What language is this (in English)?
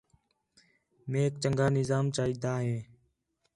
Khetrani